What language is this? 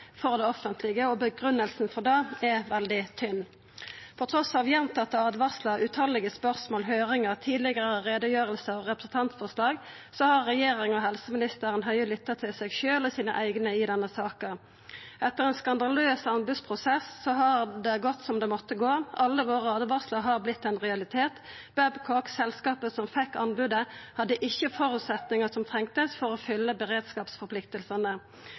Norwegian Nynorsk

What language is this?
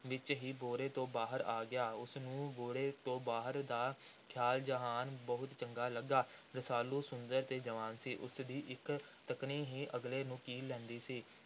Punjabi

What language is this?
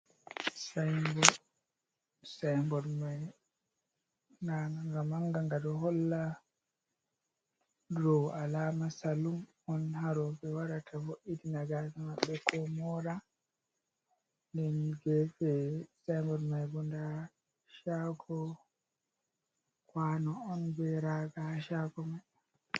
Fula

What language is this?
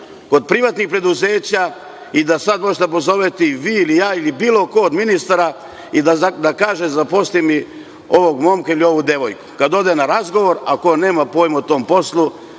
Serbian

